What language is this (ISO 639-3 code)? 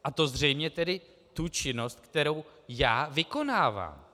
ces